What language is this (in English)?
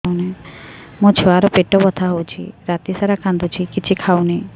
Odia